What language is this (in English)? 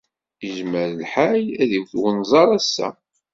Kabyle